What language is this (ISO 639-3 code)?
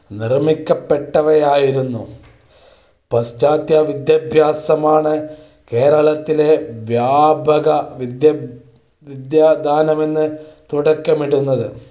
mal